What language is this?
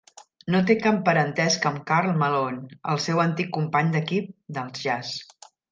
Catalan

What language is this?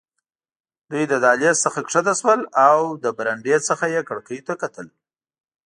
Pashto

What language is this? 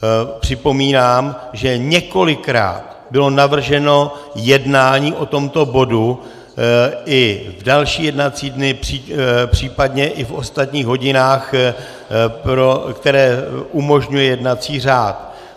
Czech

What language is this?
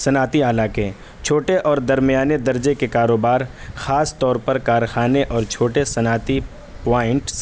Urdu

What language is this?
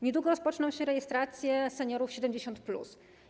Polish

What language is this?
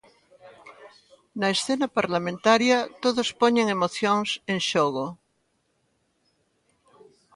Galician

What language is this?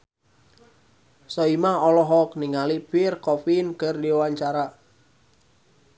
Sundanese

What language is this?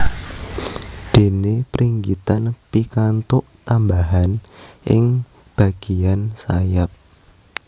Javanese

